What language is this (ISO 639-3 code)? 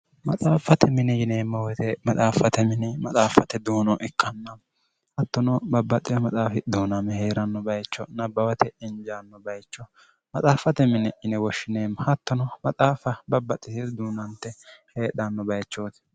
sid